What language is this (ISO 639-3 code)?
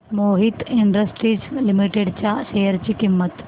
mar